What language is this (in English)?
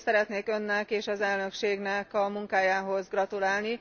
Hungarian